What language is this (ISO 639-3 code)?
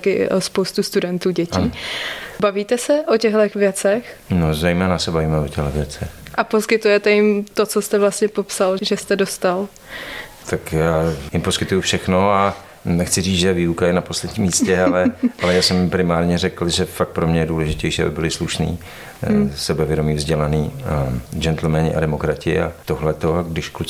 ces